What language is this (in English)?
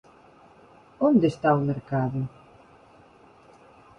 Galician